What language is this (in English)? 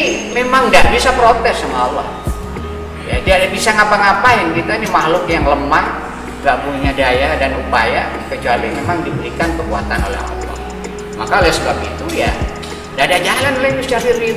Indonesian